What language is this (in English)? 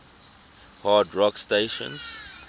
English